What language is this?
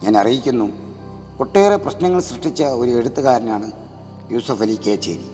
Malayalam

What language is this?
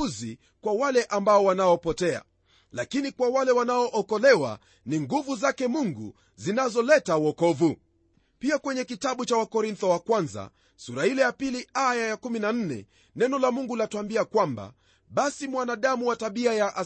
Swahili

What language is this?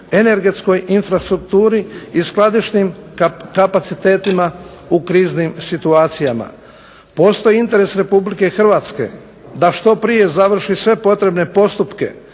Croatian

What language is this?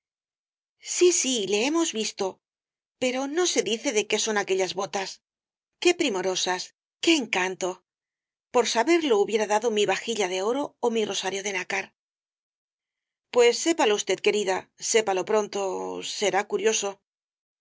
Spanish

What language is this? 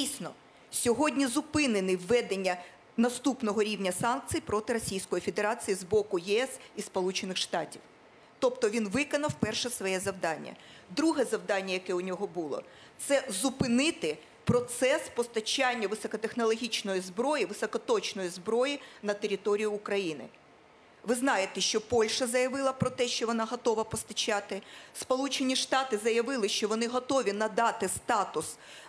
Ukrainian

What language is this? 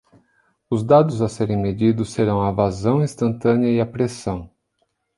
Portuguese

